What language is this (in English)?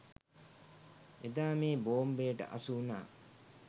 Sinhala